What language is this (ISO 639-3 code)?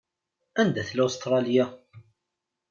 kab